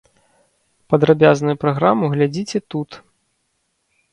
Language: Belarusian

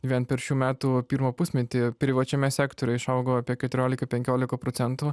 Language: Lithuanian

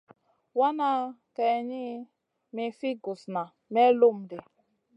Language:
Masana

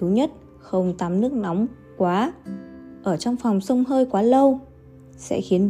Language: Vietnamese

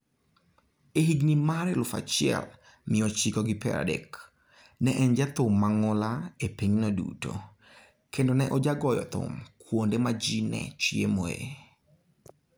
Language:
Luo (Kenya and Tanzania)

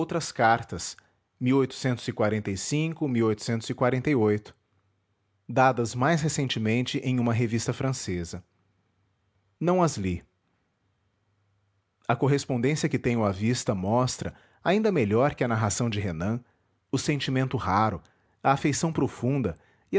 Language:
Portuguese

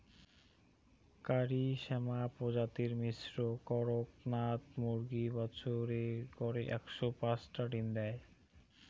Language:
Bangla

